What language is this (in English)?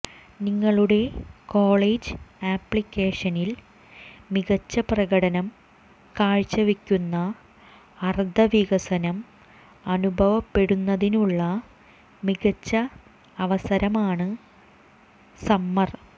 Malayalam